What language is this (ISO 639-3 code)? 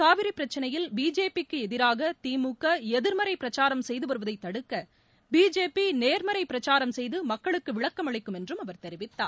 tam